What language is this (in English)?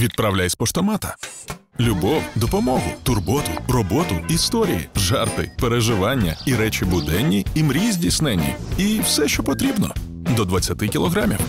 Ukrainian